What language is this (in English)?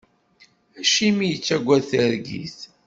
Kabyle